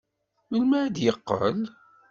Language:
Kabyle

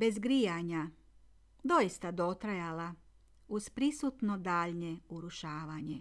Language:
Croatian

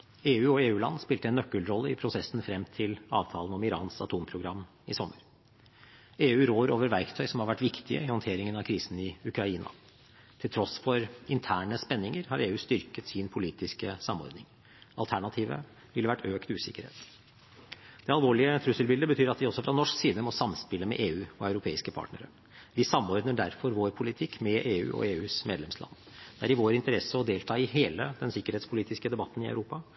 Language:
Norwegian Bokmål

